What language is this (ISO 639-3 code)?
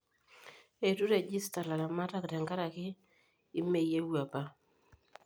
mas